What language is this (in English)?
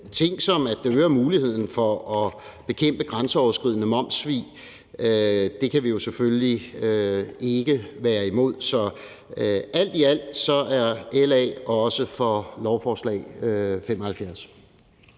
Danish